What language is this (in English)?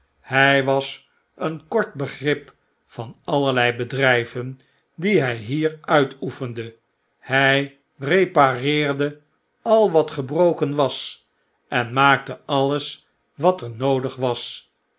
Dutch